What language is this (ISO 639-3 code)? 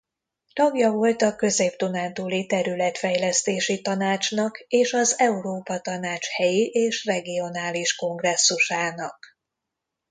hun